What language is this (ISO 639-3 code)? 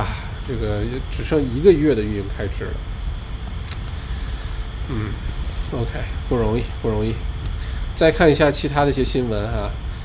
zho